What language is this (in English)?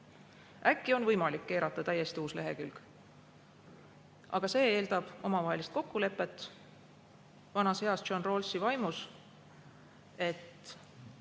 Estonian